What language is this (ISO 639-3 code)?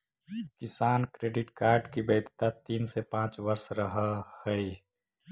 mag